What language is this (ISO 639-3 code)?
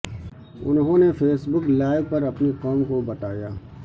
urd